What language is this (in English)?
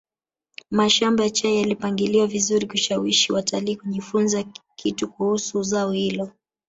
Swahili